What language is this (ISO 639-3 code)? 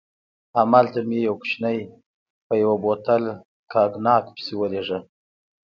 pus